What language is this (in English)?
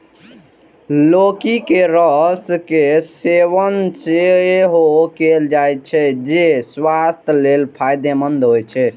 Maithili